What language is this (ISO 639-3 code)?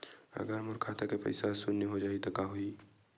hne